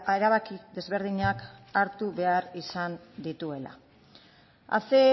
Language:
Basque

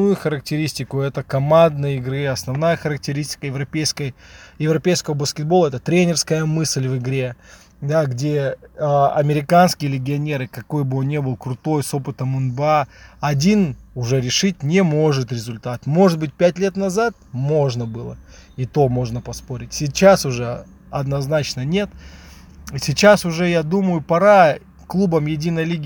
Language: Russian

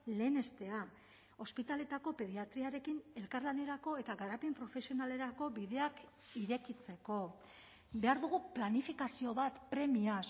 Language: Basque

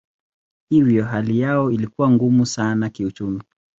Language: Swahili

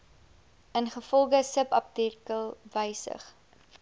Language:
Afrikaans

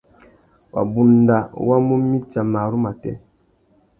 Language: Tuki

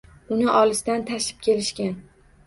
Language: Uzbek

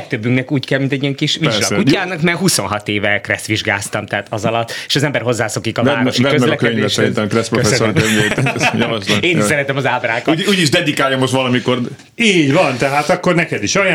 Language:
Hungarian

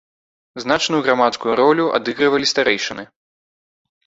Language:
Belarusian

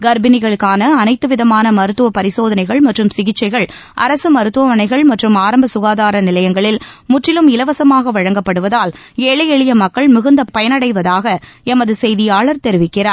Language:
Tamil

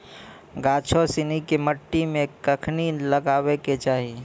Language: Maithili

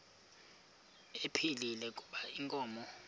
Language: Xhosa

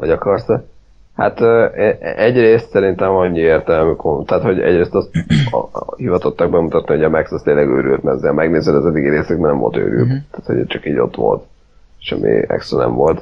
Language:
Hungarian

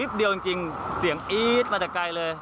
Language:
Thai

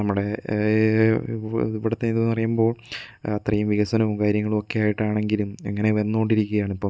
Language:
Malayalam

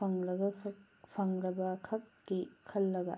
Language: Manipuri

